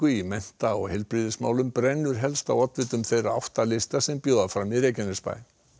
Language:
Icelandic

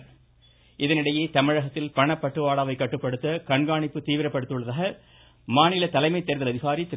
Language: Tamil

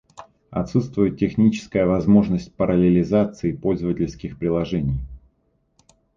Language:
Russian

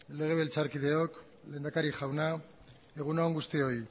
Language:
Basque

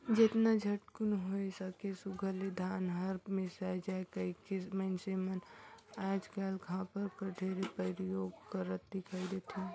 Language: Chhattisgarhi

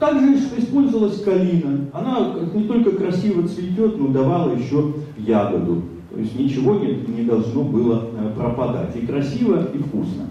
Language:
Russian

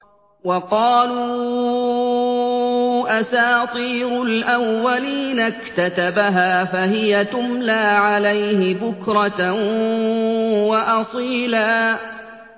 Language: Arabic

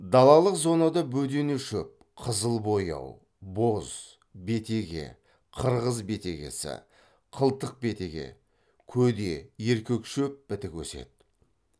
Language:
Kazakh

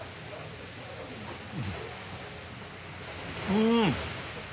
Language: Japanese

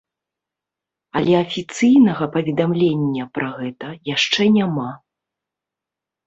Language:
Belarusian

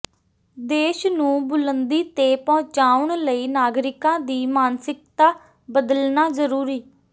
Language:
Punjabi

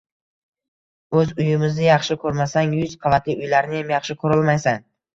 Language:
Uzbek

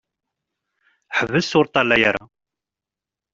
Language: Kabyle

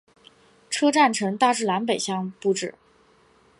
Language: Chinese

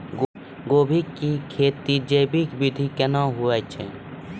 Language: Maithili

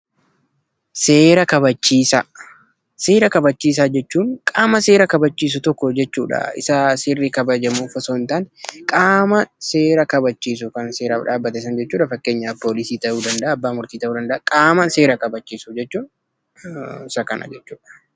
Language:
Oromo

